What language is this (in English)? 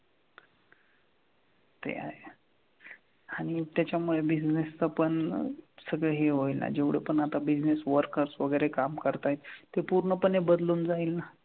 Marathi